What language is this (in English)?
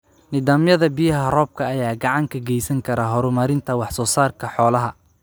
Somali